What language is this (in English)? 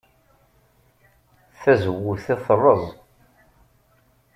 Kabyle